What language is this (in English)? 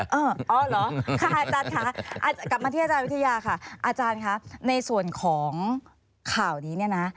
Thai